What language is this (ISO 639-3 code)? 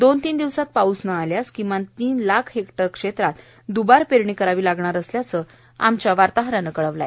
mar